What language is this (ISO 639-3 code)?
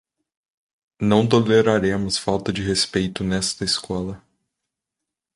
por